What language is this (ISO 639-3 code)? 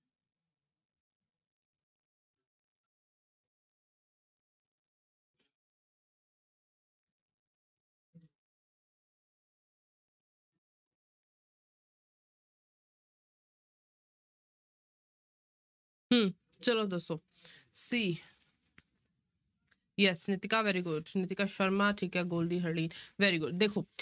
pan